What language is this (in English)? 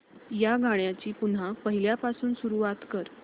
Marathi